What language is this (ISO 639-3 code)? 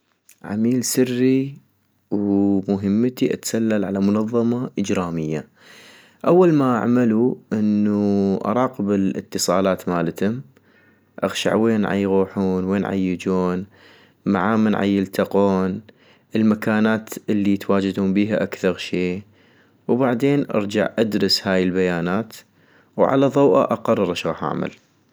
ayp